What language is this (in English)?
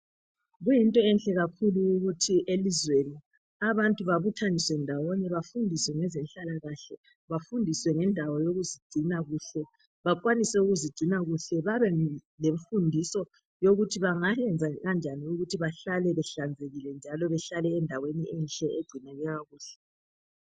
North Ndebele